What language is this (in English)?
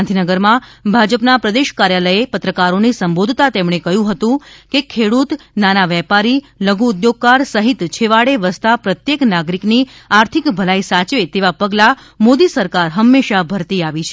Gujarati